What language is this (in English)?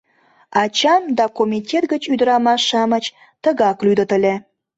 Mari